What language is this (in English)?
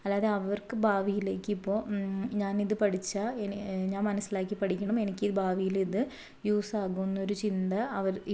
Malayalam